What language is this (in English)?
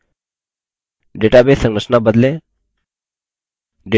Hindi